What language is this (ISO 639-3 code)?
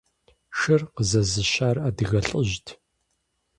kbd